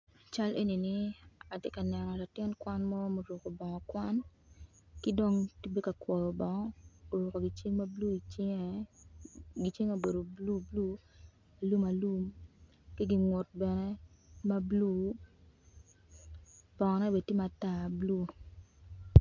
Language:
Acoli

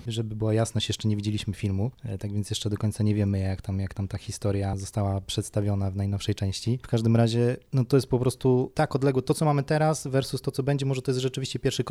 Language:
Polish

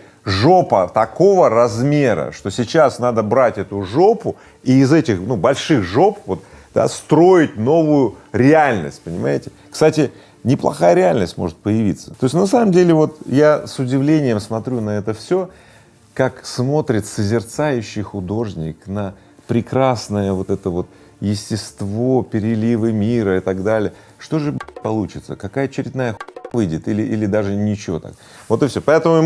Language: Russian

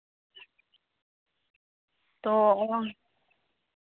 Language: Santali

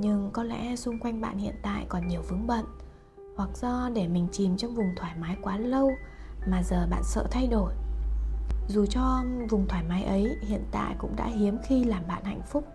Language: Vietnamese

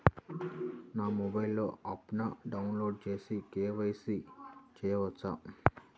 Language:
Telugu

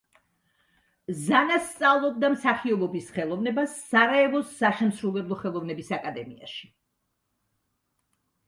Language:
Georgian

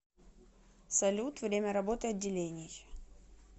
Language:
Russian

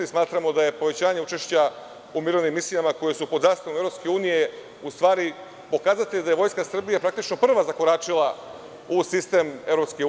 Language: Serbian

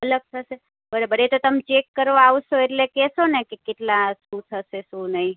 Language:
Gujarati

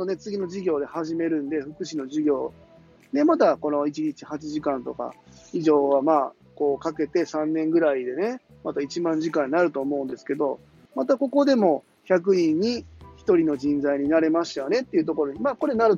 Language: Japanese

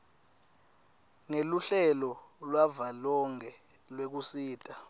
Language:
Swati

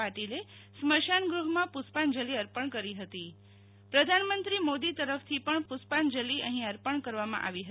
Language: Gujarati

